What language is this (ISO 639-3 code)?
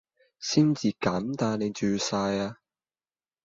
yue